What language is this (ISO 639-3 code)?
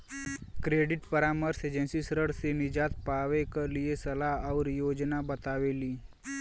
bho